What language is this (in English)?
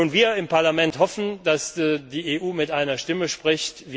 German